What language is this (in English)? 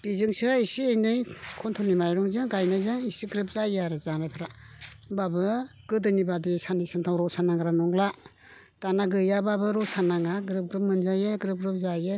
Bodo